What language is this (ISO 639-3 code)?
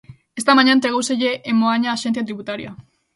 glg